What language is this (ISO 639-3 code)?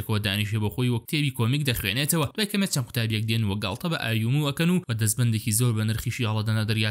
ara